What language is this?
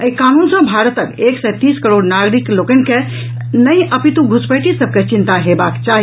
Maithili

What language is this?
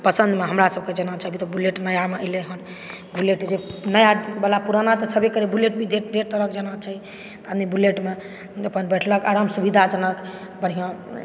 Maithili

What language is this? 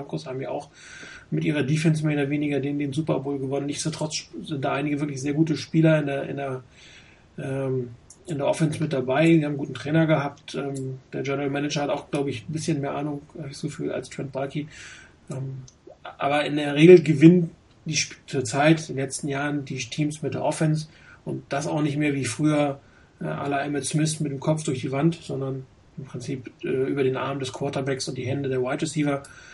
German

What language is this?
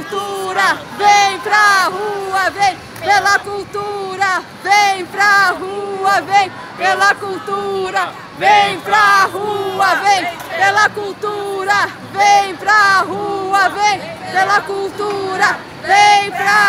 Portuguese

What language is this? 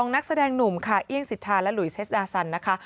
Thai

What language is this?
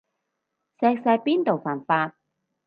Cantonese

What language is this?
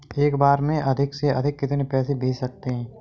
Hindi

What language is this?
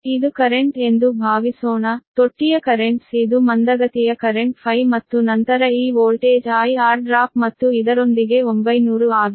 Kannada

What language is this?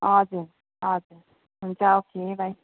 Nepali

